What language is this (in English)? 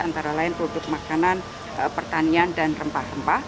Indonesian